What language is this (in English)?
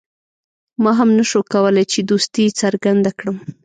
Pashto